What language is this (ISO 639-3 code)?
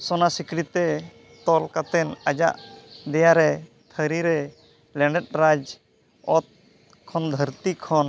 sat